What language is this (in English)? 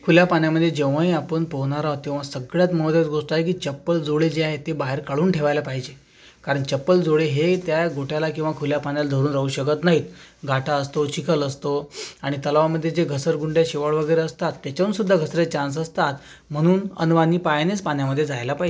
Marathi